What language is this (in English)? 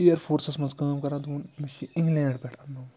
Kashmiri